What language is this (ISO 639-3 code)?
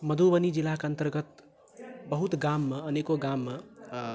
mai